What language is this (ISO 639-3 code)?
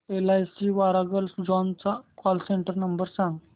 mar